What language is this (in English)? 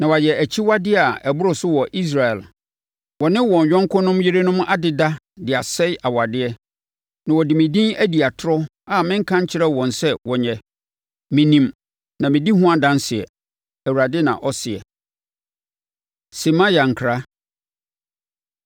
Akan